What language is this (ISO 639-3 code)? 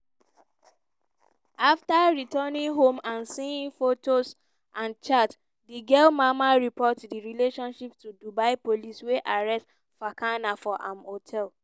pcm